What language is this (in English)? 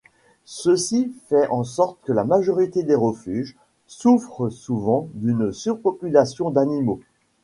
French